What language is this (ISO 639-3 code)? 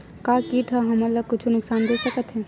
hne